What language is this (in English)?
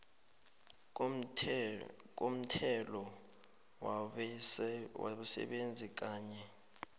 South Ndebele